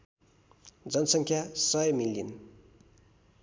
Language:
Nepali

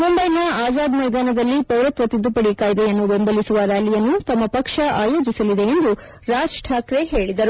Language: Kannada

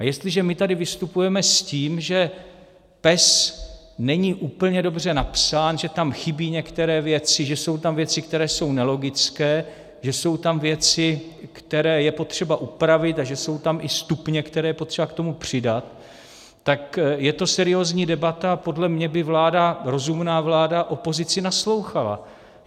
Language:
Czech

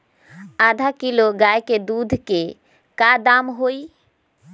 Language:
Magahi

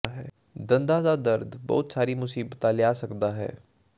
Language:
Punjabi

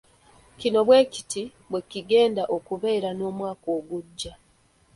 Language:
Ganda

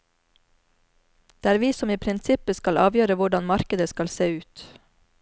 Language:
Norwegian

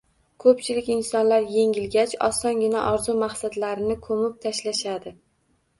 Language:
Uzbek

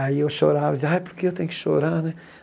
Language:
Portuguese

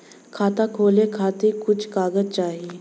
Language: Bhojpuri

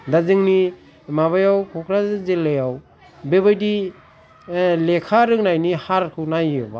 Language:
Bodo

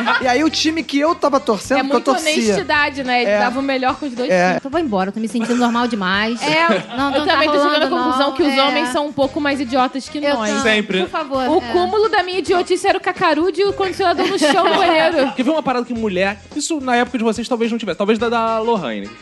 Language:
Portuguese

